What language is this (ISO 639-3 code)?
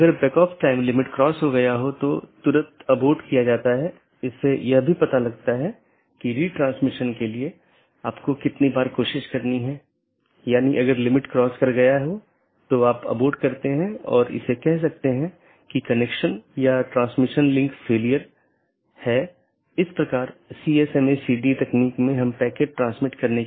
hin